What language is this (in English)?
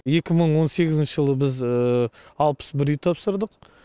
Kazakh